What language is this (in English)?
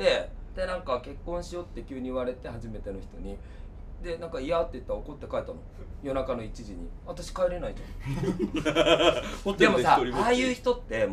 Japanese